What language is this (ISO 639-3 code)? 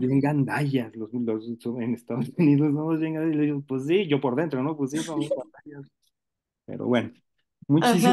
spa